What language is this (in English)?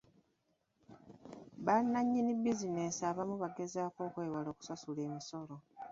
Ganda